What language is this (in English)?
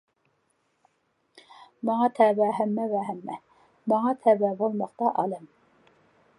Uyghur